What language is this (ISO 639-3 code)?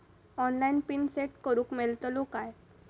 mar